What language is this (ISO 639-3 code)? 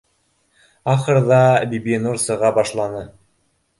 bak